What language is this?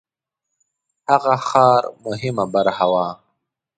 Pashto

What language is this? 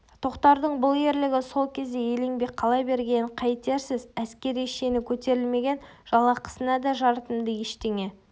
Kazakh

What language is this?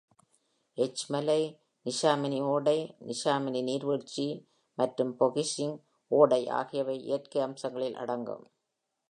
Tamil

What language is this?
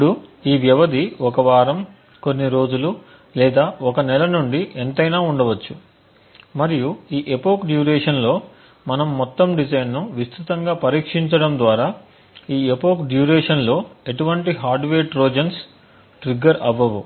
Telugu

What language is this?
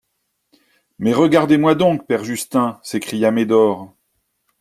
French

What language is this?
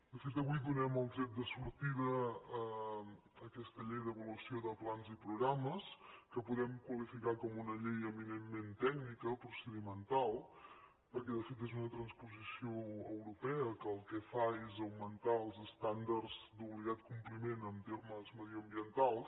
Catalan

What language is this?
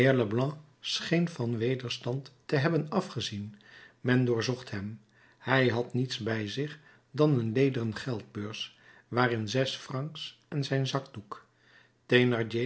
Dutch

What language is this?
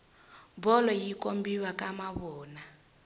Tsonga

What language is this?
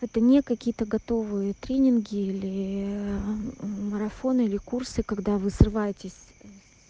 Russian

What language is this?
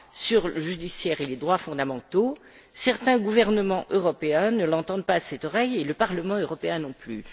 French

